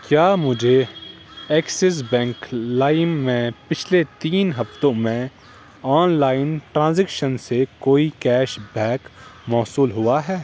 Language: Urdu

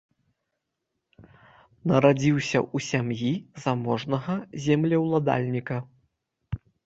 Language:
Belarusian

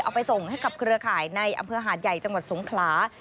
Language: Thai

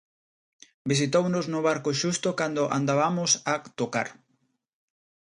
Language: Galician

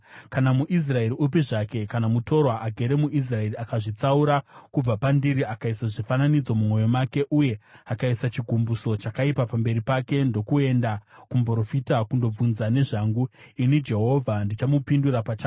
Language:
Shona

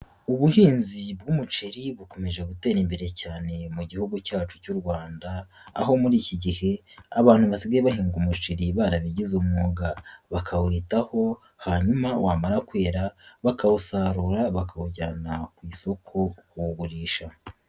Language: Kinyarwanda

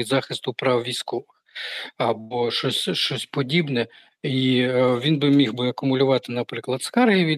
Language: Ukrainian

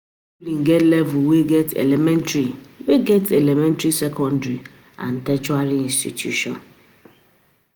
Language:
Nigerian Pidgin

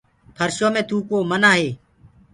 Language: Gurgula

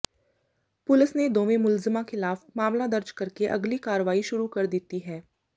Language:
Punjabi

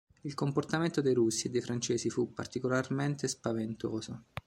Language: Italian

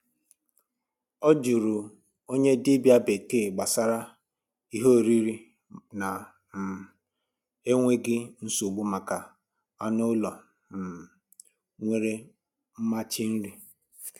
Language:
Igbo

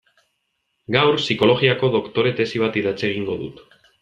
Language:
Basque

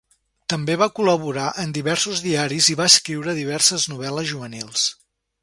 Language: Catalan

